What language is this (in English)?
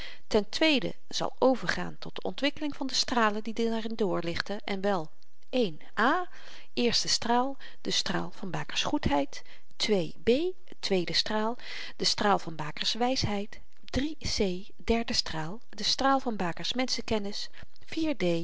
Dutch